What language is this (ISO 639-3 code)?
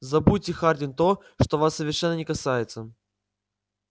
rus